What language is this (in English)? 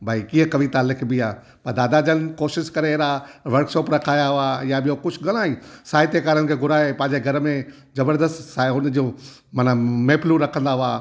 Sindhi